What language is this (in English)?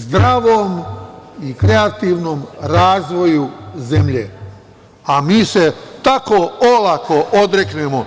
Serbian